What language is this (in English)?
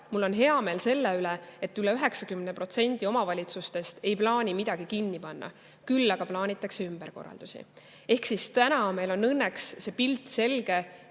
Estonian